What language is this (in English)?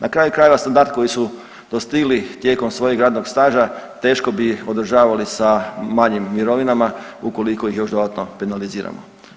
Croatian